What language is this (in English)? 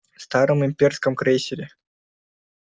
Russian